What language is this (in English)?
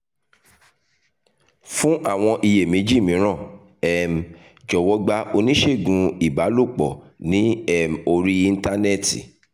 Yoruba